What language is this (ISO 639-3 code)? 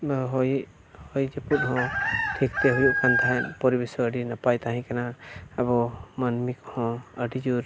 sat